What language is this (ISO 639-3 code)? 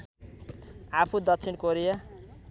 nep